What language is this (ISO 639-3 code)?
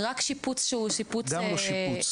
heb